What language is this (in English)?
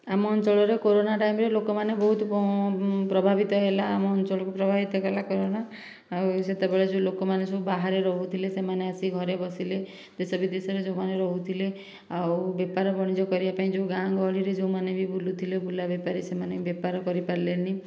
Odia